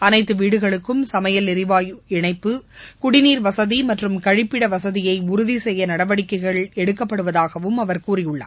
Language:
Tamil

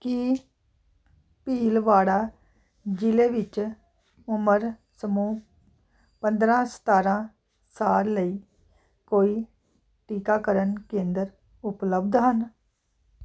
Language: Punjabi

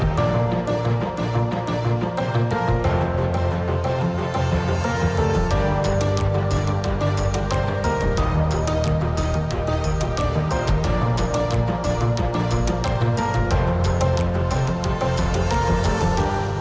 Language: Vietnamese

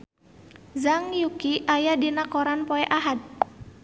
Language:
Sundanese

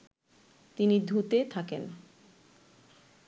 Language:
Bangla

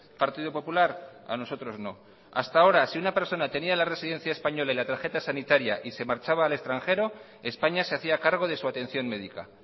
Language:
Spanish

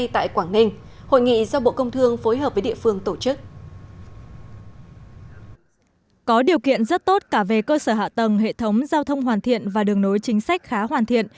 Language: Vietnamese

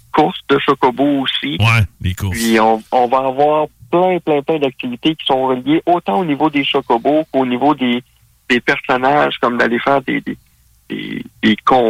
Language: French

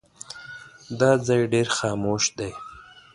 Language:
Pashto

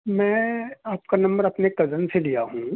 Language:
Urdu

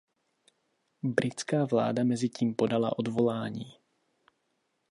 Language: Czech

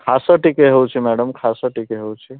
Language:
Odia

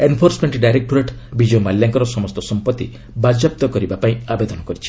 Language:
Odia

